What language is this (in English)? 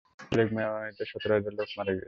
Bangla